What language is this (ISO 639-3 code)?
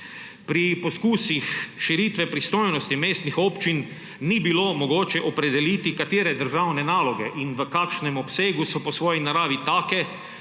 slv